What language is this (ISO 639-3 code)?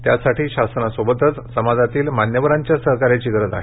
mar